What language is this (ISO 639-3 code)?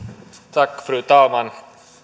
fin